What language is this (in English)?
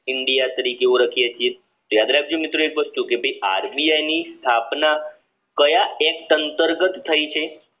Gujarati